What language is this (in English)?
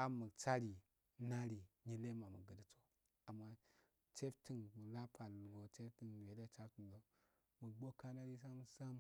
Afade